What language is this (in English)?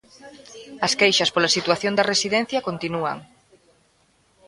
Galician